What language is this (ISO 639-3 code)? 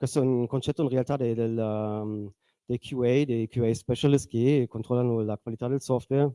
ita